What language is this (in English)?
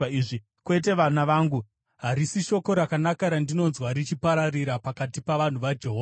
Shona